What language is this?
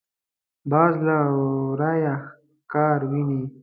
Pashto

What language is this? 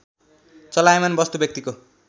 Nepali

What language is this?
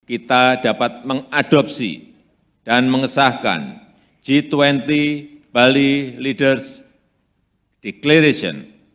Indonesian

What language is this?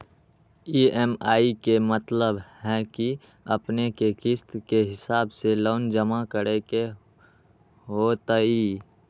Magahi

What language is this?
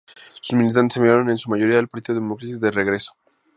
Spanish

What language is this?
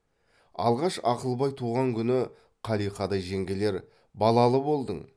Kazakh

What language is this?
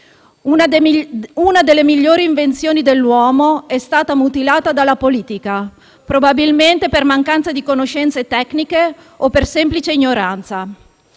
Italian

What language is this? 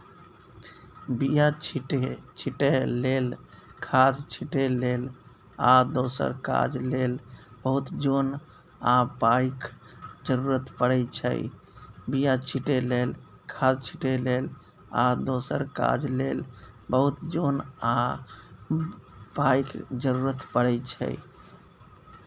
Maithili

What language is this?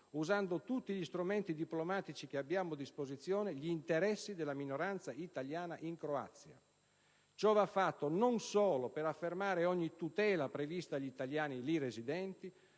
Italian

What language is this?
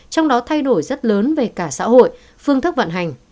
Vietnamese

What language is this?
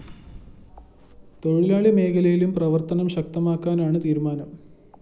Malayalam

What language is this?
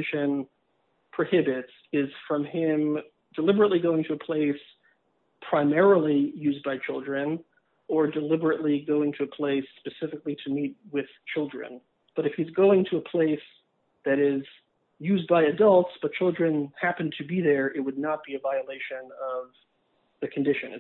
English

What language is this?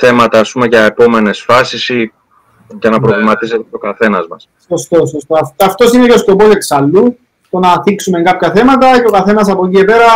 Greek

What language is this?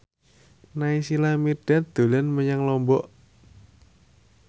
Javanese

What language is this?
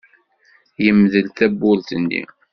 Kabyle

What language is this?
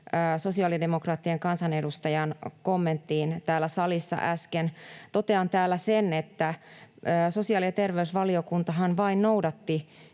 Finnish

